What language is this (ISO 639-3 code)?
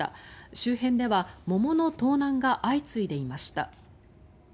jpn